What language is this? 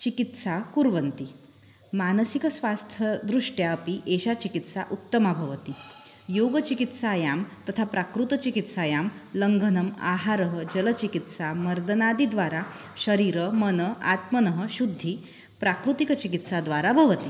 Sanskrit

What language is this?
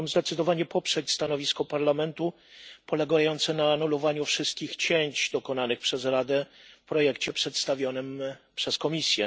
Polish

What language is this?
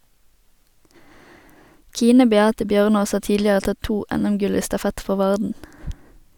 Norwegian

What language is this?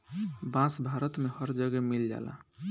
Bhojpuri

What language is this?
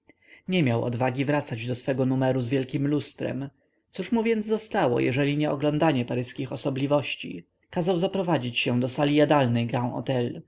Polish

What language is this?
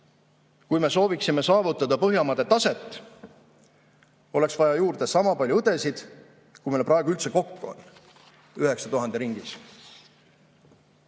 Estonian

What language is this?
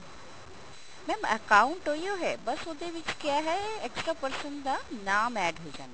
Punjabi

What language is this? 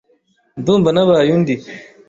Kinyarwanda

